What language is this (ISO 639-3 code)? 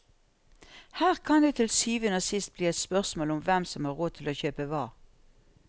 nor